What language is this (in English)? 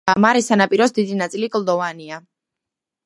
Georgian